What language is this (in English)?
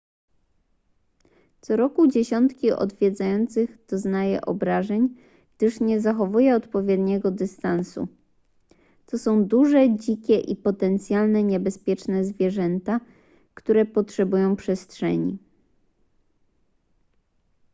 Polish